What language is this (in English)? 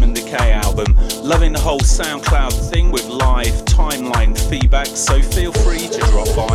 English